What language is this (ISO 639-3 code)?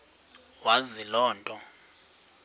xho